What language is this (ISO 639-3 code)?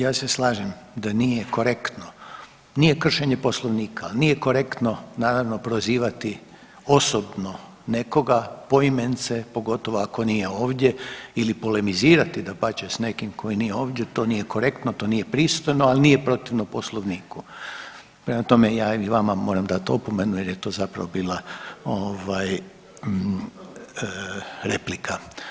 hrv